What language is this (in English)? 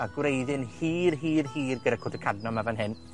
Welsh